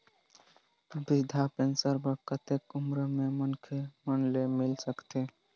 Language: Chhattisgarhi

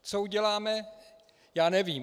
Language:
Czech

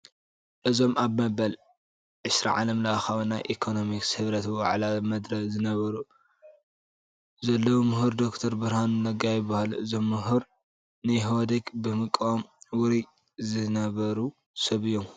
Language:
Tigrinya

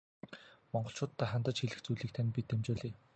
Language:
Mongolian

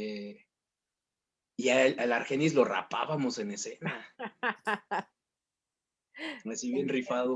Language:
Spanish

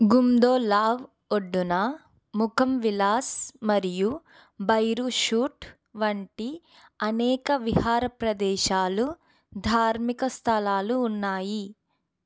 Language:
Telugu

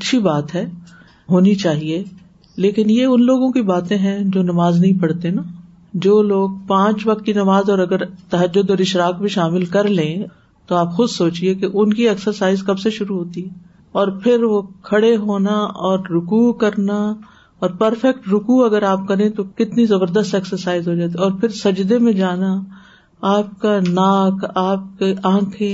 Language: Urdu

